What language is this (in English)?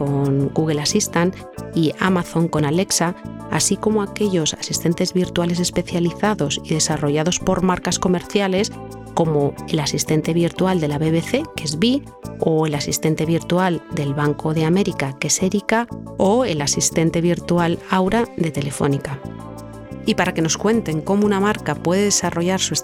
Spanish